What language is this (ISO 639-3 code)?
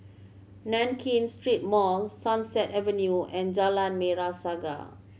eng